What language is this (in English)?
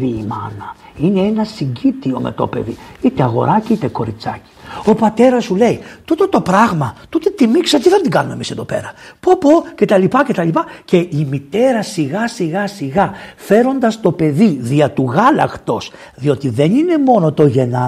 Greek